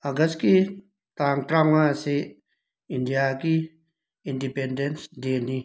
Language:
Manipuri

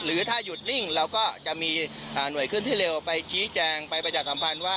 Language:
Thai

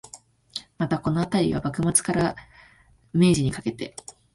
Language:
Japanese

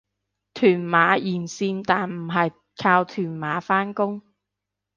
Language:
Cantonese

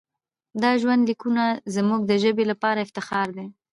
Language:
Pashto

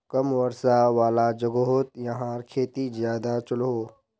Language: Magahi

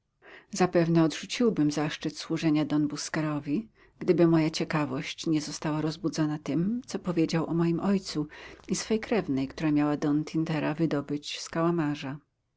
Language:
Polish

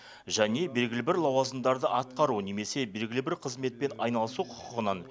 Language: Kazakh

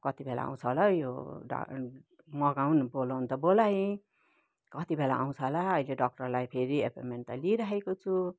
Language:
Nepali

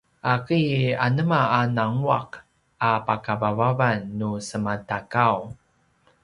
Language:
Paiwan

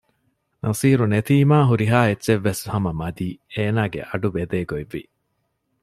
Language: Divehi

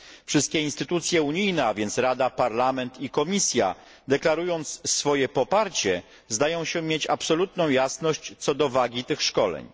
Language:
Polish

